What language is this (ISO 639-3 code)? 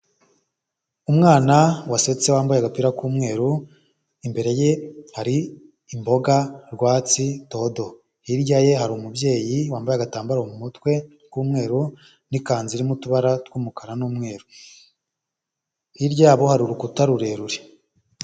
kin